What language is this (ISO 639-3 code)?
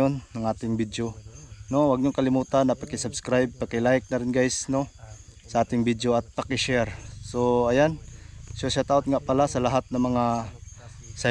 fil